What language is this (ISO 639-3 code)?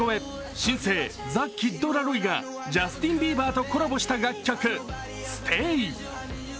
jpn